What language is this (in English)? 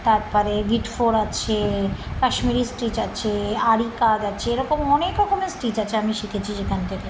Bangla